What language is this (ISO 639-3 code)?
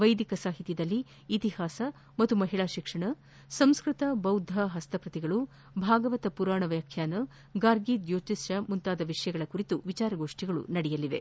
kan